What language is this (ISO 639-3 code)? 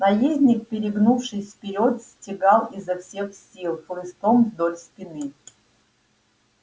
rus